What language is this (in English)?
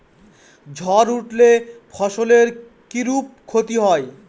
Bangla